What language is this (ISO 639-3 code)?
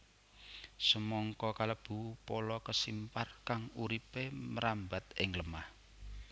jav